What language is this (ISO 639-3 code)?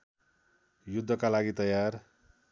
nep